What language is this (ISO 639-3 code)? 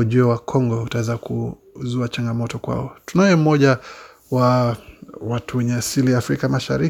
swa